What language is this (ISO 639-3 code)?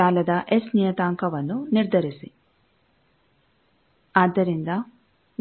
kan